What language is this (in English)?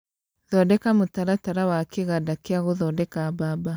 Kikuyu